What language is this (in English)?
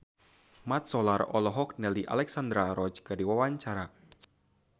Sundanese